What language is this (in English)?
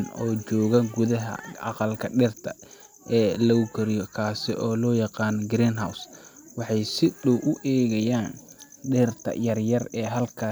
Somali